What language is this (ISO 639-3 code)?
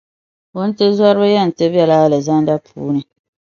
dag